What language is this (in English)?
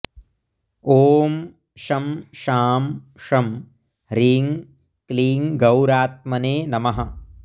Sanskrit